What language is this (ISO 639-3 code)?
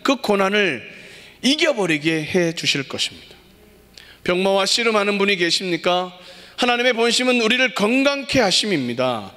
kor